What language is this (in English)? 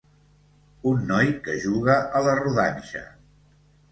Catalan